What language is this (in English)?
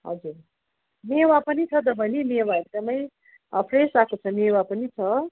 Nepali